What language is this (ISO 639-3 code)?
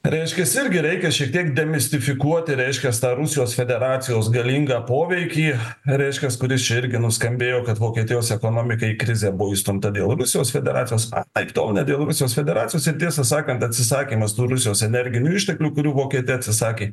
lit